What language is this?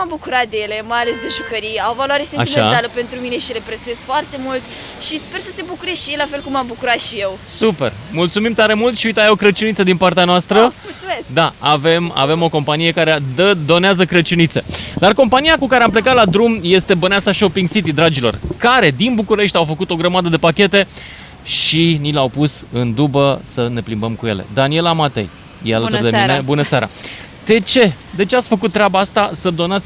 Romanian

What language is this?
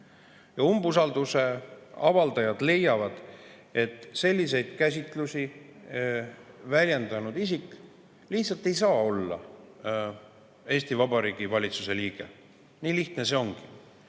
Estonian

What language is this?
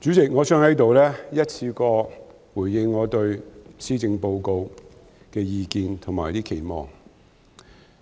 Cantonese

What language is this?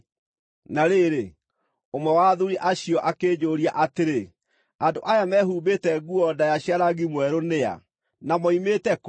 Kikuyu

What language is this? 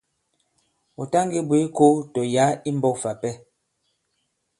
Bankon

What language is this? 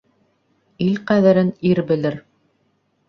Bashkir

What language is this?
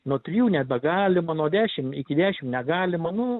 Lithuanian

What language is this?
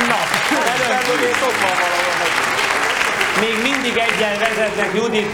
Hungarian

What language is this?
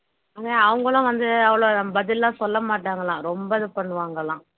Tamil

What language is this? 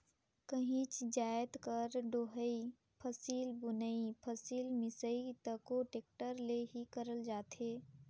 Chhattisgarhi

